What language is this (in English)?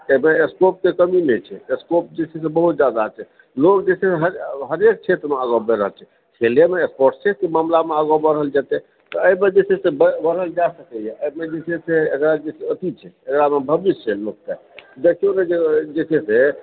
Maithili